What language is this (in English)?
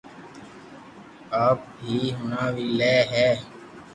Loarki